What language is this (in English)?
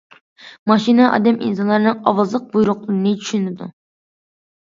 Uyghur